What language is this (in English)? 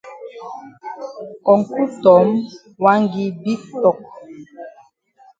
Cameroon Pidgin